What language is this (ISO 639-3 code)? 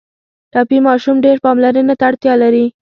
pus